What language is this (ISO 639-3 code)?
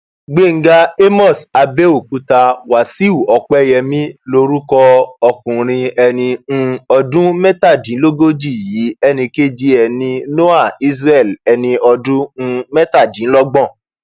yor